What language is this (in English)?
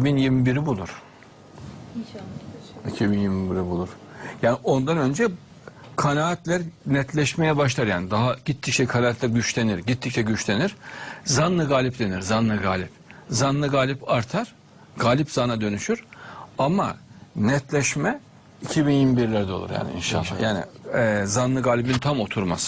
Turkish